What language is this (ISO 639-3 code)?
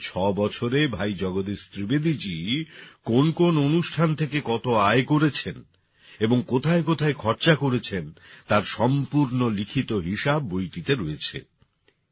ben